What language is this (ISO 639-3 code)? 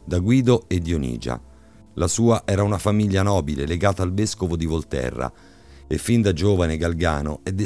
ita